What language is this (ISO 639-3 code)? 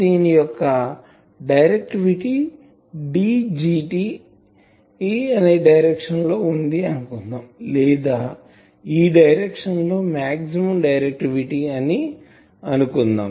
tel